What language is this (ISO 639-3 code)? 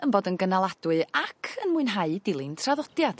cym